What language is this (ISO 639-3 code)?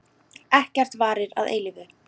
isl